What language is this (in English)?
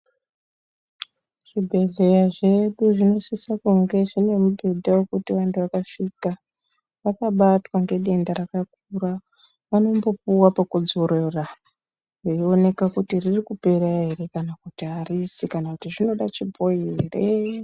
Ndau